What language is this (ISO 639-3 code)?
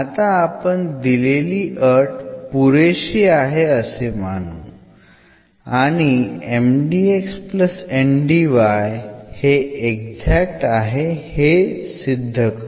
mar